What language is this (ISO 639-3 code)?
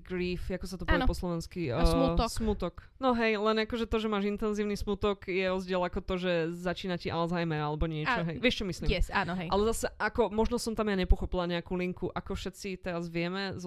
slk